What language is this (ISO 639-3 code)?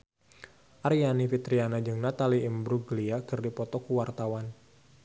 sun